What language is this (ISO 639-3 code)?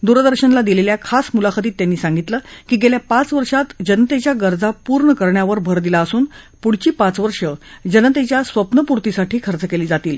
mar